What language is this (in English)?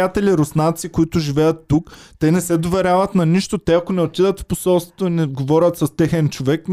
Bulgarian